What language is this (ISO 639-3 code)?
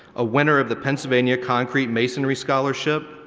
eng